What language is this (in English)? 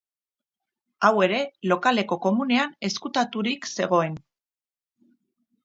Basque